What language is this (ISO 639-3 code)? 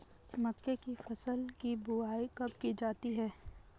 hin